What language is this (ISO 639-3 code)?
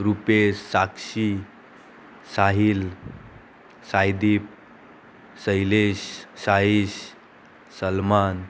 kok